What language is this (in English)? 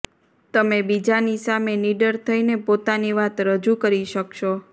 Gujarati